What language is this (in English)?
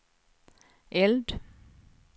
Swedish